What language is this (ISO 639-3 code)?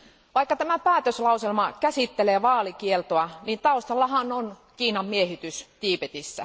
fin